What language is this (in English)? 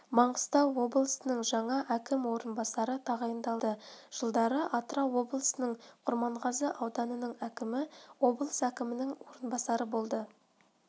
Kazakh